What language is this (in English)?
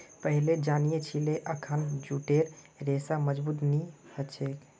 Magahi